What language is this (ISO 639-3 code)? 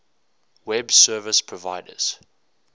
eng